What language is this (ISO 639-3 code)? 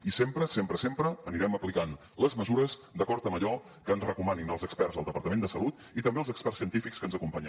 cat